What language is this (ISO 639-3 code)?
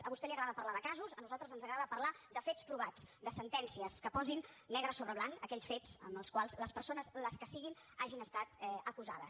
cat